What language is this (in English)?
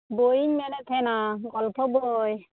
Santali